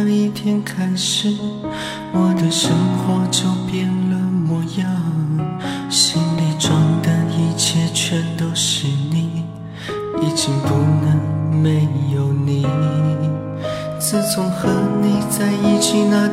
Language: Chinese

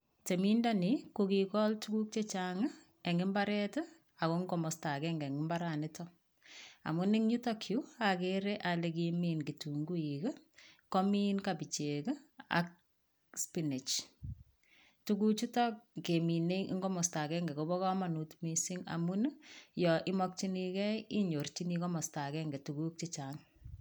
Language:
Kalenjin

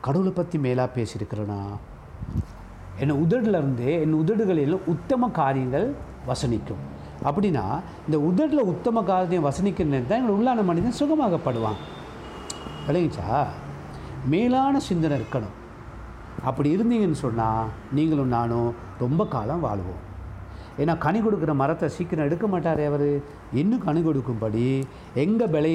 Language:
Tamil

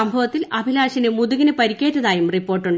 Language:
Malayalam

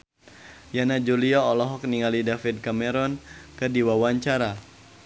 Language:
Sundanese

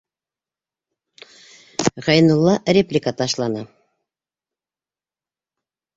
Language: Bashkir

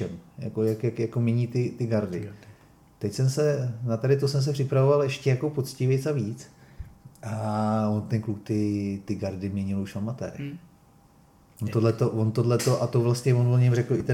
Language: Czech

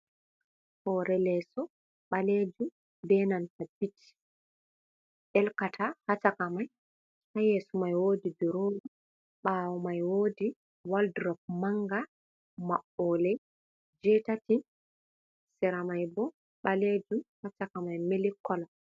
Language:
Fula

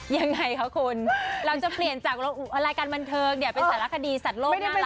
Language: Thai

